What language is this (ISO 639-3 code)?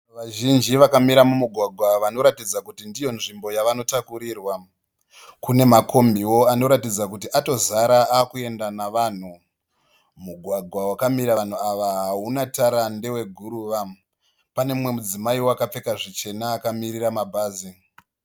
sna